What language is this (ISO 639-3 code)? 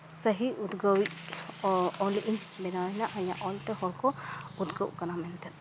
sat